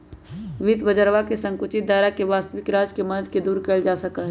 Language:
Magahi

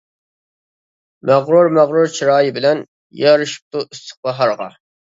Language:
Uyghur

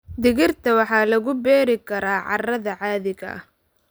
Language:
Somali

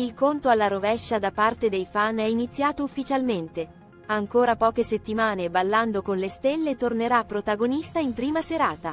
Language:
Italian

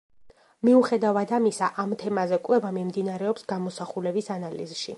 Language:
Georgian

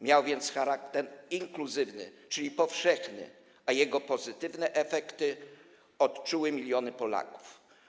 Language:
Polish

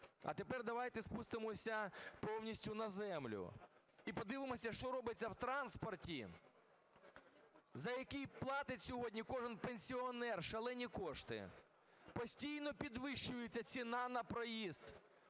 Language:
Ukrainian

